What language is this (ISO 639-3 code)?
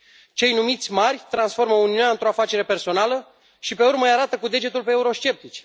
ron